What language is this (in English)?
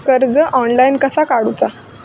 Marathi